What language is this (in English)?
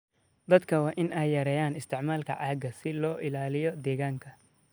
Somali